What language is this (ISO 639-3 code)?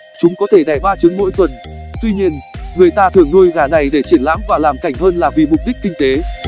vie